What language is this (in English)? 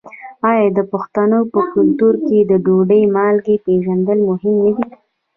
Pashto